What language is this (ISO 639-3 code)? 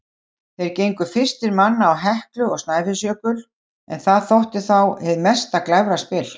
isl